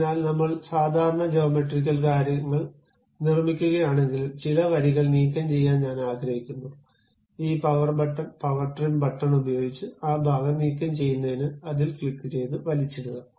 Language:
Malayalam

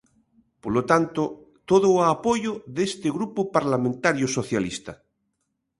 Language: Galician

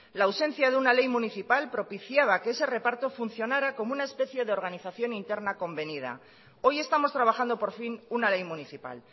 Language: Spanish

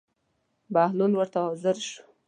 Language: Pashto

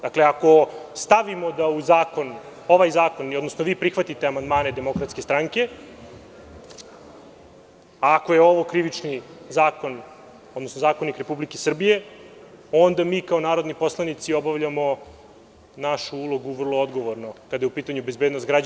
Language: Serbian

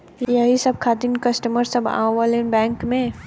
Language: Bhojpuri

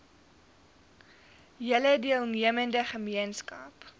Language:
Afrikaans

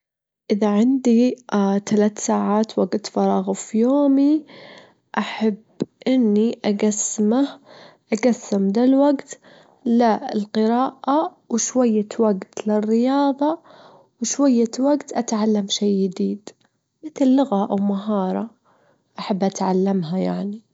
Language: Gulf Arabic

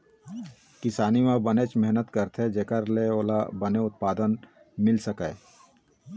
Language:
Chhattisgarhi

